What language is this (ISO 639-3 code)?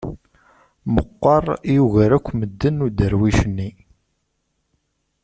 kab